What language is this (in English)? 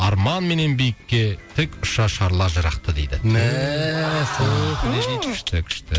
Kazakh